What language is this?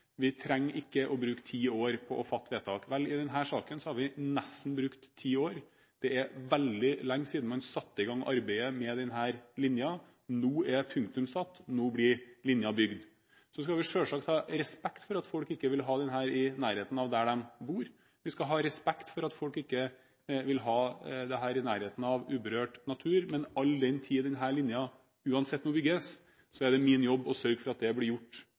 Norwegian Bokmål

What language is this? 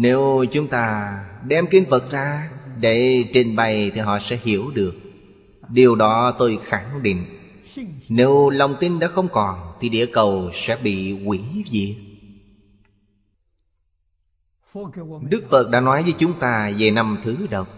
Vietnamese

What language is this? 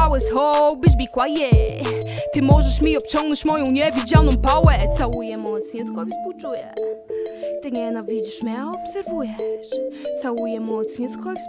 Polish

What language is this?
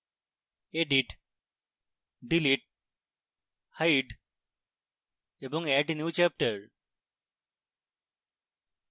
Bangla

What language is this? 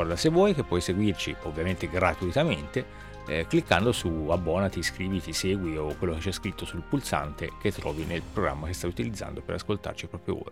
Italian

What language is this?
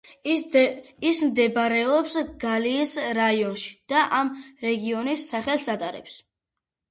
Georgian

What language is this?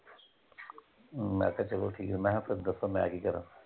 Punjabi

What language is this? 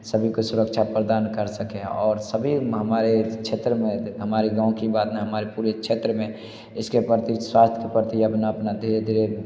Hindi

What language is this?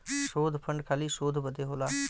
Bhojpuri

